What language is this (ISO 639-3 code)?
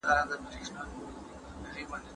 pus